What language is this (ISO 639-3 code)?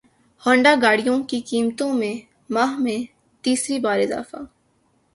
urd